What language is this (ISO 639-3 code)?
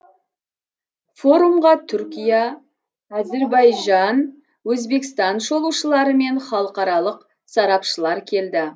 kaz